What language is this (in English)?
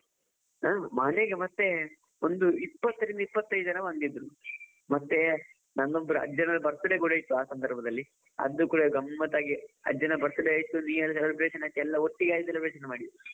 Kannada